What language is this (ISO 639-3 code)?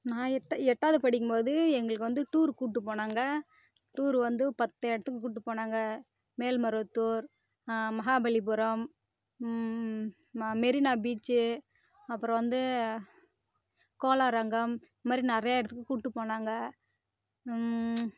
tam